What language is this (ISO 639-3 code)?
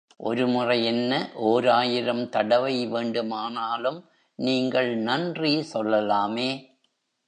tam